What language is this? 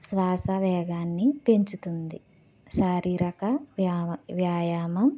Telugu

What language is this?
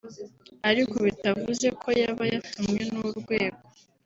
Kinyarwanda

